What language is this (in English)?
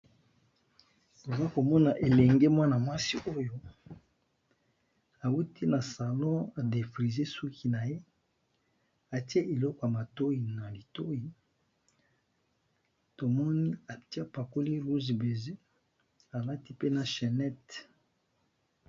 Lingala